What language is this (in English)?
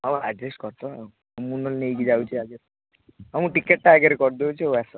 Odia